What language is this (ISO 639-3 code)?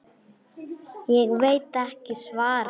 isl